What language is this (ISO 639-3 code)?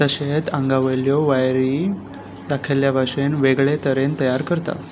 kok